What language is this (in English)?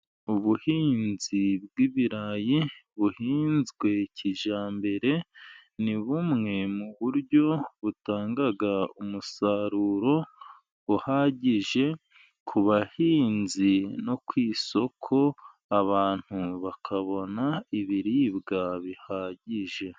Kinyarwanda